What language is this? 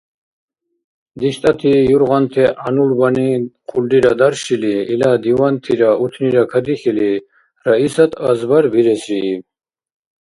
Dargwa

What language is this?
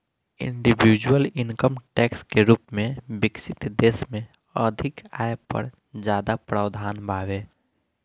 Bhojpuri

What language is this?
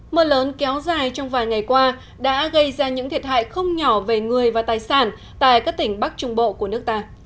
Vietnamese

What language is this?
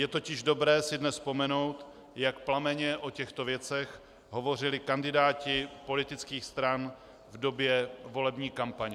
Czech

